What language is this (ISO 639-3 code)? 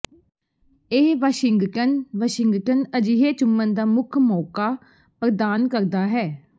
pan